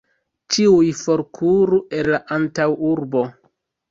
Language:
Esperanto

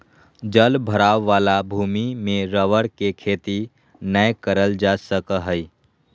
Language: Magahi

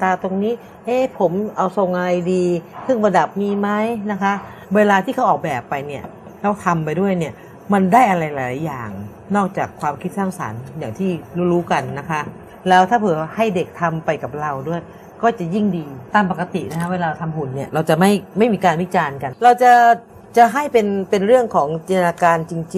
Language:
Thai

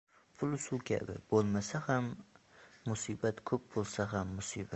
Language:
Uzbek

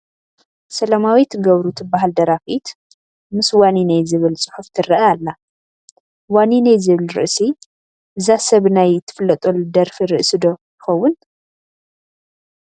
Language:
Tigrinya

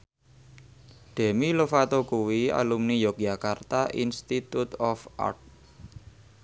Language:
Javanese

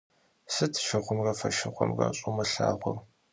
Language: Kabardian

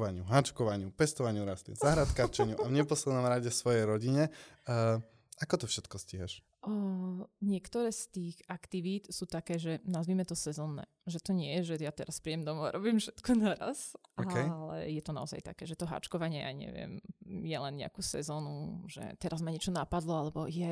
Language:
Slovak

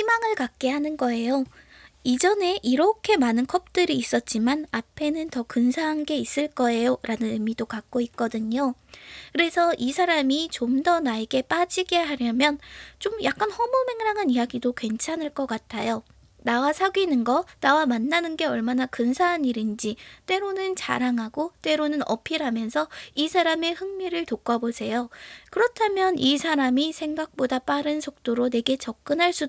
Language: Korean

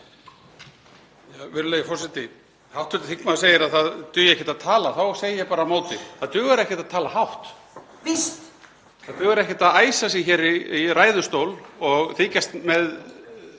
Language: Icelandic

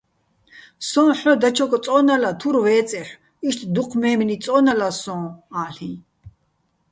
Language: Bats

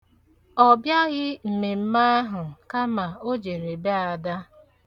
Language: Igbo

